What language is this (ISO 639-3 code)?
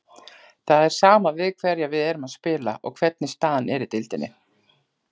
isl